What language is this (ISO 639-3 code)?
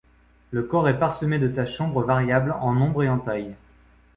fra